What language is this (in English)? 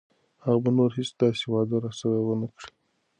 Pashto